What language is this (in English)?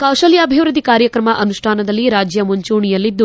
Kannada